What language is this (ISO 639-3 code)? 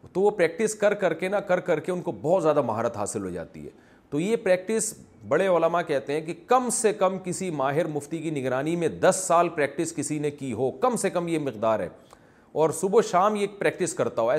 urd